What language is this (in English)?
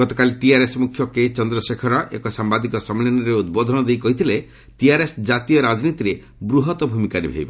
Odia